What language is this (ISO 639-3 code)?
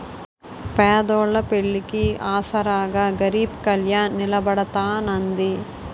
tel